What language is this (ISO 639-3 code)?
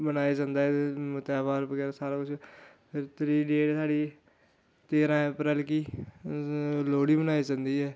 doi